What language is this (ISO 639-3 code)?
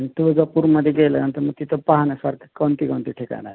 mar